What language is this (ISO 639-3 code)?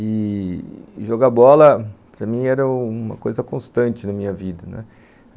por